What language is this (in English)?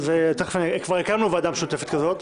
Hebrew